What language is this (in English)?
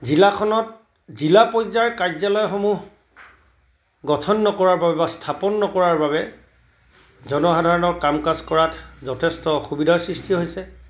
Assamese